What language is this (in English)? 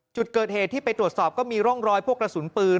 Thai